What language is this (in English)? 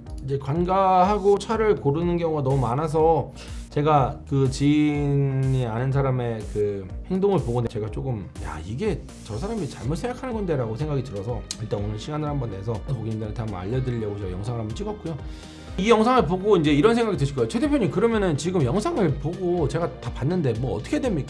Korean